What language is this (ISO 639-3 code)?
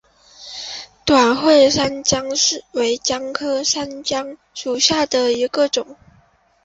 zho